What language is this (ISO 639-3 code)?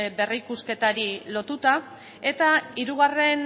eus